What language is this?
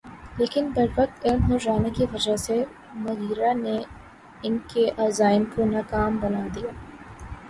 Urdu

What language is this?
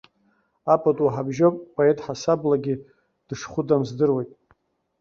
Abkhazian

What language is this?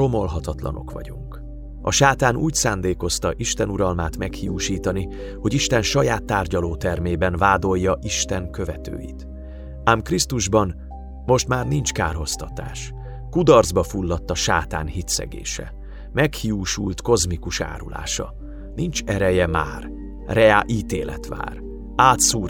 Hungarian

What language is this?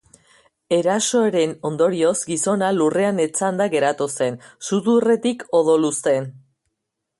Basque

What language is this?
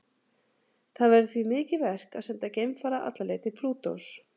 Icelandic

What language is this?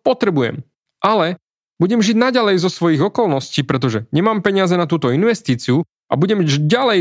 Slovak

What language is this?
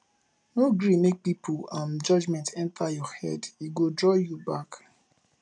Nigerian Pidgin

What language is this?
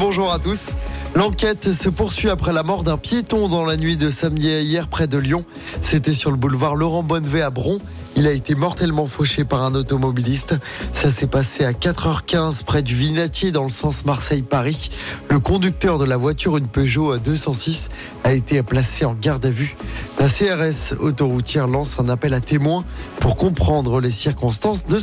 French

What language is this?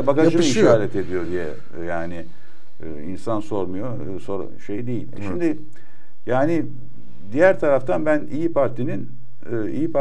Turkish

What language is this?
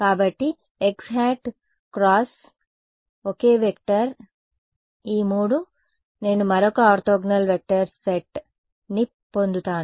Telugu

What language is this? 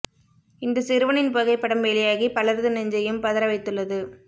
Tamil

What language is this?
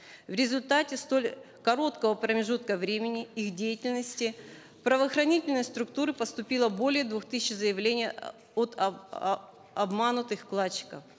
Kazakh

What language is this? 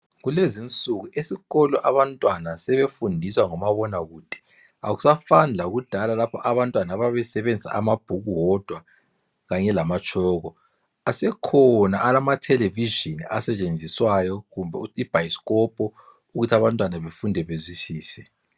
North Ndebele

